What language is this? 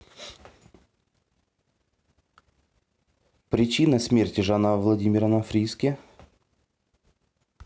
Russian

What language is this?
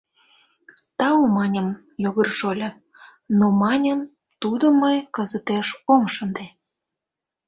Mari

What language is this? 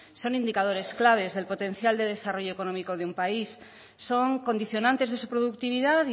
Spanish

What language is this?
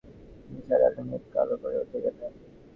Bangla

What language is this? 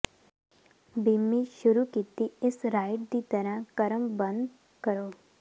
Punjabi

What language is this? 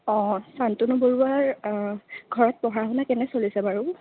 Assamese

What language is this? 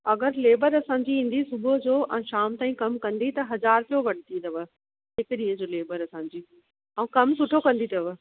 Sindhi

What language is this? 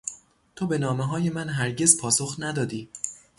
Persian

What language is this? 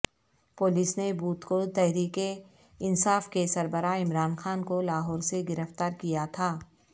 Urdu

